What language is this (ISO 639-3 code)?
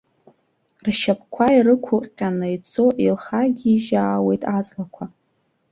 abk